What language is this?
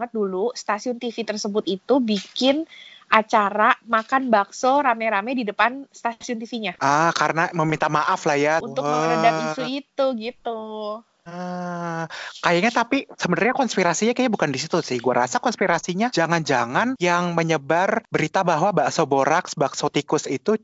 Indonesian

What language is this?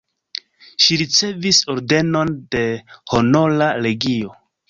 Esperanto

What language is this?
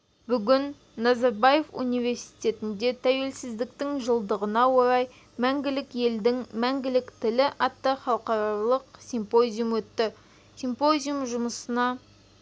Kazakh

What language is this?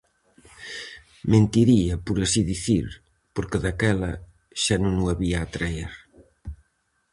Galician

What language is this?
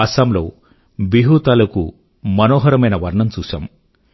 Telugu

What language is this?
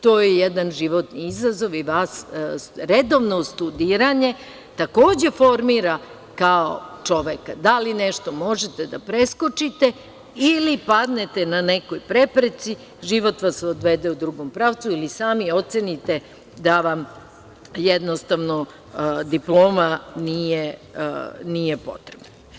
Serbian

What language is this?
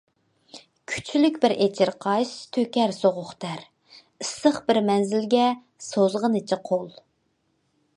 Uyghur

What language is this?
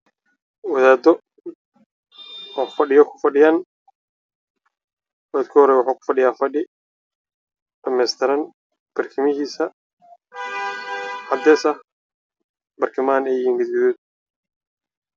Somali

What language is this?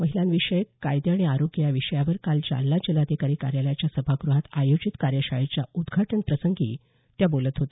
Marathi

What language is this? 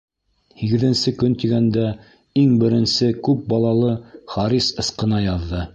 Bashkir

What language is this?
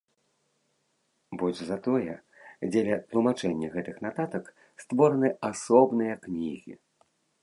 Belarusian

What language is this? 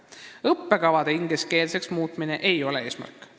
Estonian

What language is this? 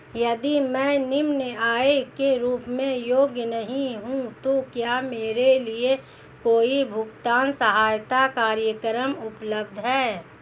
Hindi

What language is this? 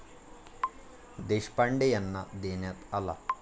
Marathi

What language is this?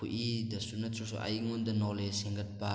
Manipuri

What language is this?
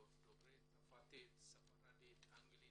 Hebrew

